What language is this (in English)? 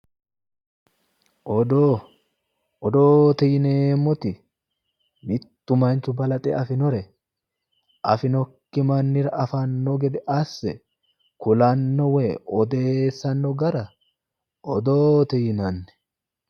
Sidamo